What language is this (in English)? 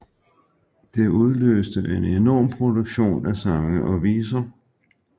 Danish